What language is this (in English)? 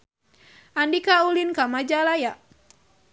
Sundanese